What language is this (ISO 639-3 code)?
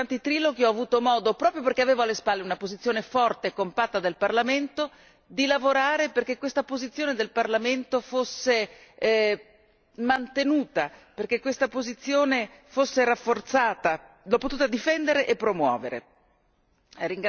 ita